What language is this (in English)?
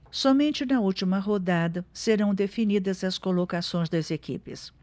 Portuguese